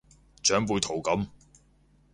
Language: Cantonese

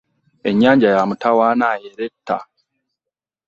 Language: Ganda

